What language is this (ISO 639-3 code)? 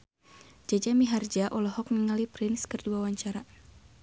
sun